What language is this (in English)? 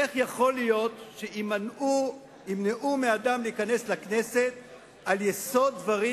Hebrew